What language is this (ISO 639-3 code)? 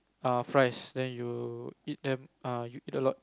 eng